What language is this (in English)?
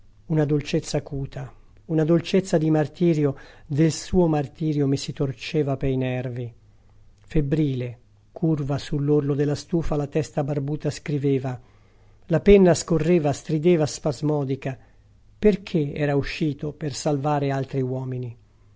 Italian